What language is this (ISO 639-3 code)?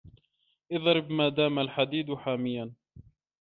ara